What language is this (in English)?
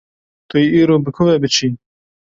Kurdish